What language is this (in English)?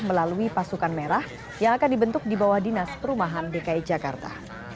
Indonesian